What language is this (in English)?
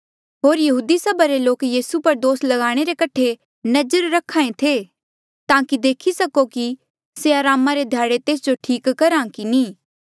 Mandeali